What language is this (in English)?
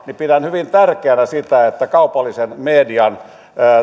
Finnish